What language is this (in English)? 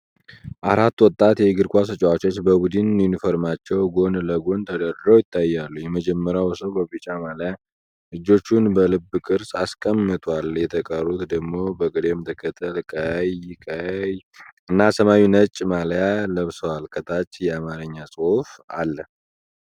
Amharic